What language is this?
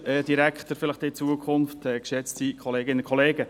Swiss German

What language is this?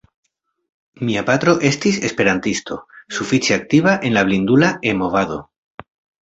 Esperanto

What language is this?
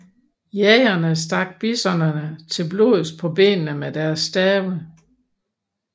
Danish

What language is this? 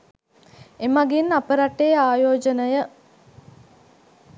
Sinhala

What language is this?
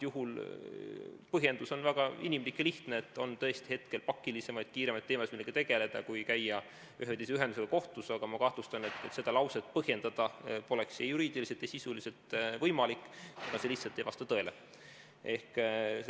Estonian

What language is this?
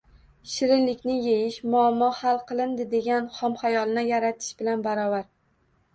Uzbek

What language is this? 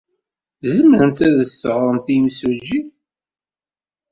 Kabyle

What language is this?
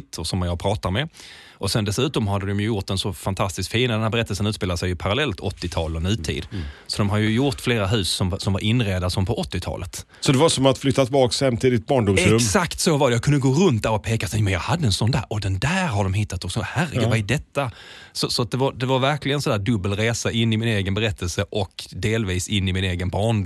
Swedish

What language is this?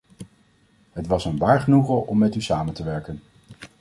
Dutch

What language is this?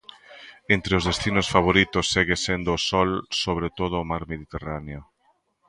Galician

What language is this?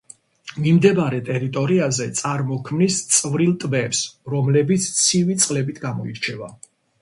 Georgian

